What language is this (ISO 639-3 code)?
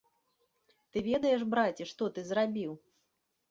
bel